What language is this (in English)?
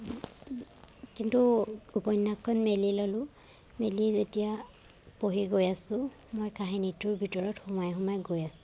Assamese